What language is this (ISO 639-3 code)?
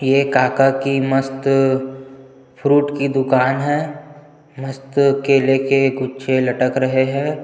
hin